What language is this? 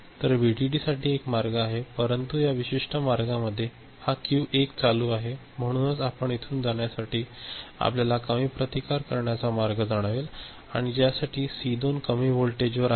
Marathi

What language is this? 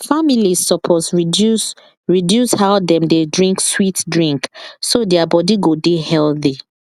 Nigerian Pidgin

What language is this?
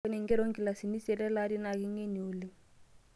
Masai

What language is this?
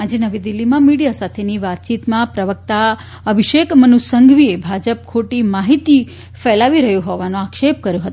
Gujarati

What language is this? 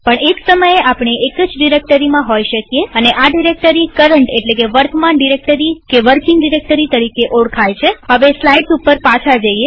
Gujarati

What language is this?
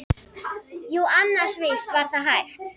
Icelandic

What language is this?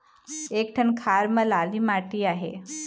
Chhattisgarhi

